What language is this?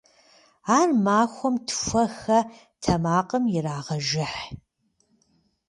Kabardian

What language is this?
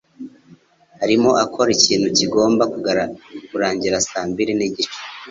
Kinyarwanda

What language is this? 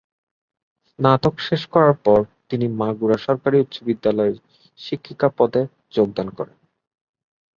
Bangla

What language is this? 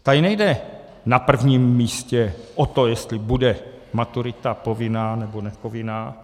Czech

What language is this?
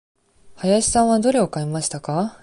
Japanese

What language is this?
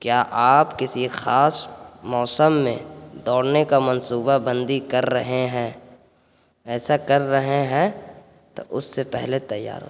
Urdu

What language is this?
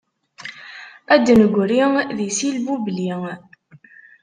Kabyle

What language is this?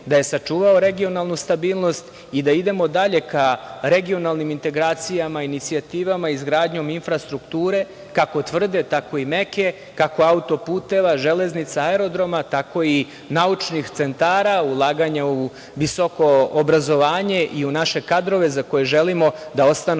Serbian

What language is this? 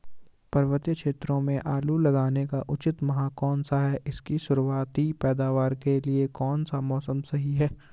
Hindi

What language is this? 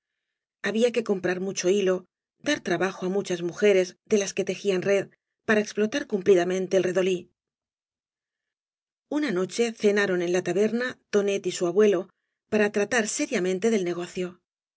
Spanish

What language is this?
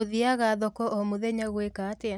Kikuyu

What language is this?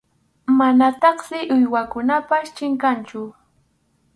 Arequipa-La Unión Quechua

